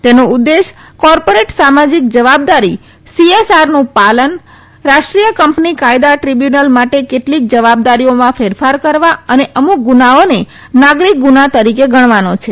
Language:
Gujarati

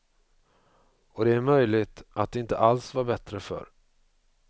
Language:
Swedish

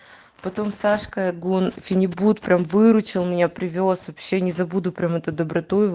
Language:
Russian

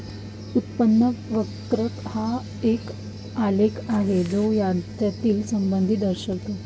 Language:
Marathi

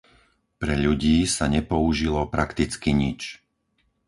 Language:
Slovak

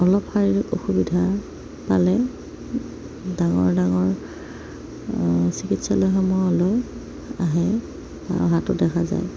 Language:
Assamese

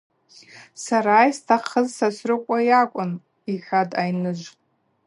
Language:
Abaza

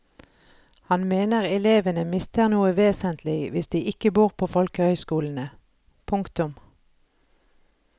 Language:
Norwegian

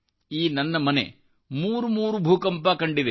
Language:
Kannada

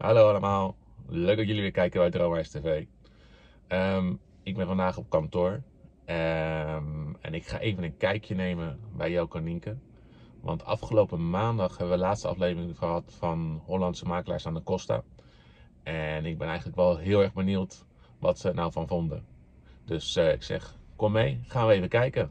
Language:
Dutch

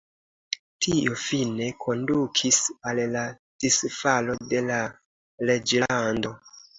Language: Esperanto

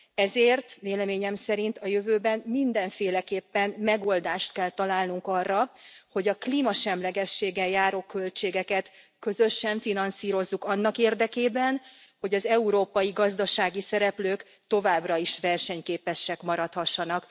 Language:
Hungarian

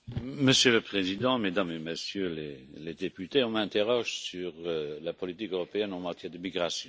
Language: French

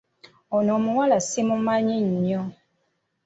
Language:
Ganda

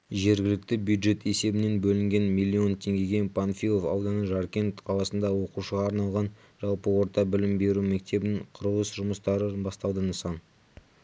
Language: Kazakh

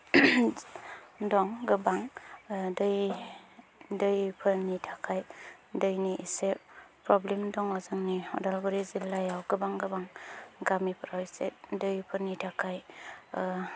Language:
Bodo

